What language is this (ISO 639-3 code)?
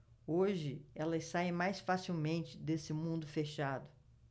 por